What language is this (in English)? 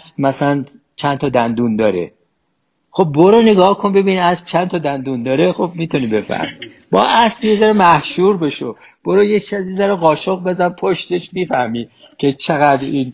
Persian